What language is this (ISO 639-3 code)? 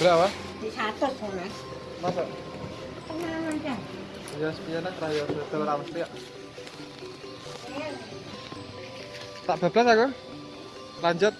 ind